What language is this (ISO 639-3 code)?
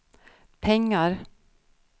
swe